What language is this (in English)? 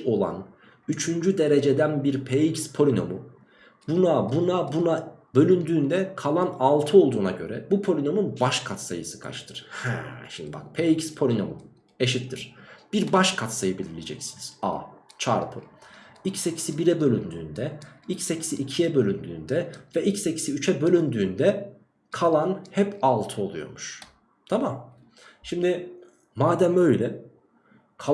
Turkish